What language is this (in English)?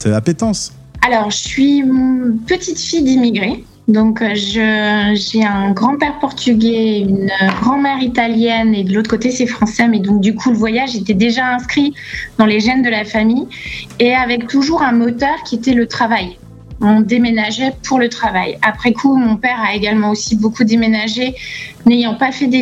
French